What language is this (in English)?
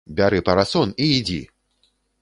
Belarusian